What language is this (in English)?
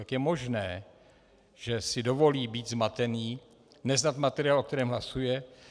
Czech